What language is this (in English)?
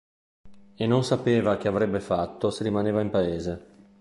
Italian